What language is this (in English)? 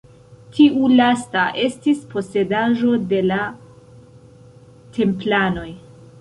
Esperanto